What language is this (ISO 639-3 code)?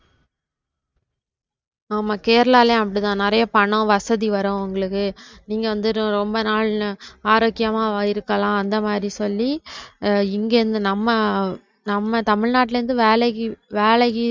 tam